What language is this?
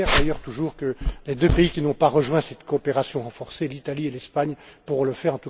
French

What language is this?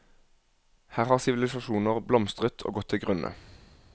Norwegian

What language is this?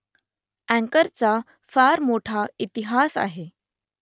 Marathi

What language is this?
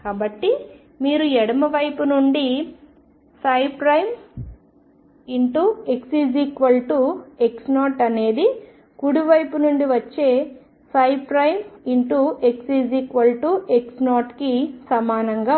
Telugu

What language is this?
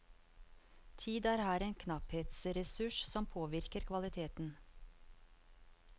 Norwegian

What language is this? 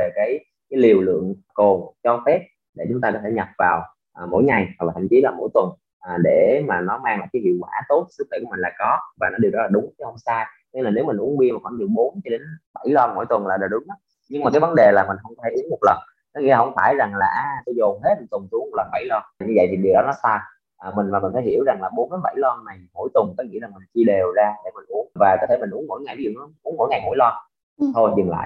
Vietnamese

